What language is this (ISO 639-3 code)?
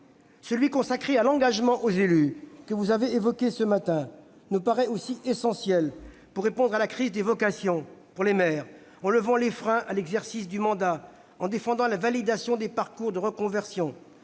fra